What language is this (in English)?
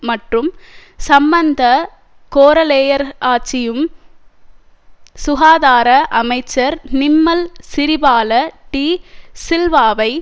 Tamil